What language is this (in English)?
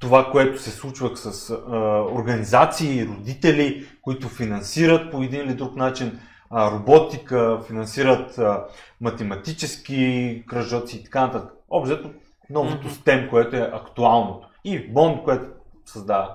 Bulgarian